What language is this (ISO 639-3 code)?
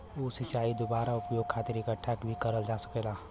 bho